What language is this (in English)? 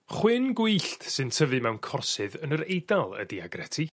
Welsh